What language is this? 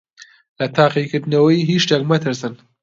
Central Kurdish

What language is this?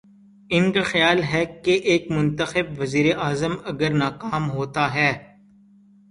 Urdu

